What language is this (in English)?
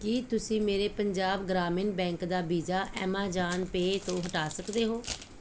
Punjabi